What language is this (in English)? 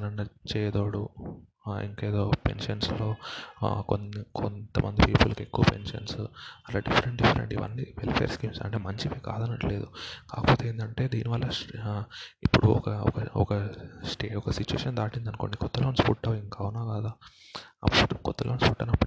Telugu